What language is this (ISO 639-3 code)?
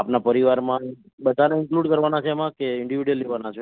guj